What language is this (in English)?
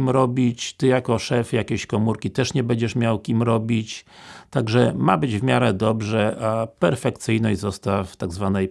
Polish